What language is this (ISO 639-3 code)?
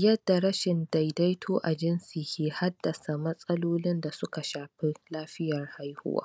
hau